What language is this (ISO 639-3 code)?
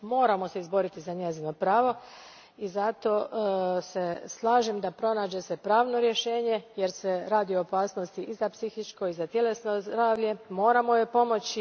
hrv